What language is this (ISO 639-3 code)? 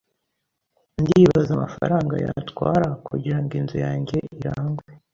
kin